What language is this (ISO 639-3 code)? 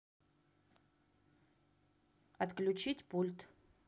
rus